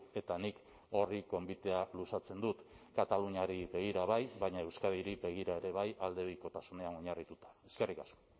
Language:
Basque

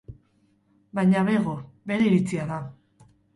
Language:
Basque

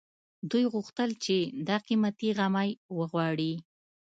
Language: Pashto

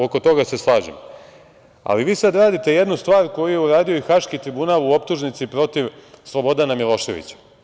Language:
Serbian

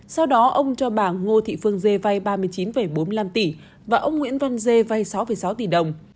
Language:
Vietnamese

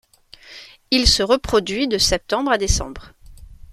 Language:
French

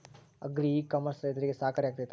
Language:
Kannada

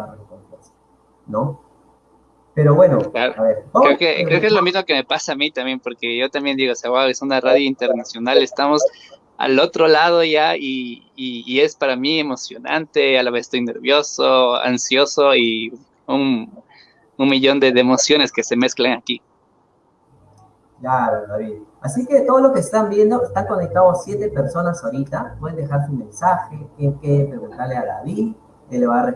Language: Spanish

